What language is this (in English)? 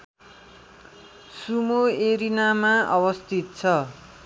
Nepali